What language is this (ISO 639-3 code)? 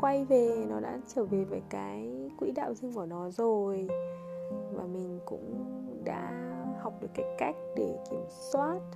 vie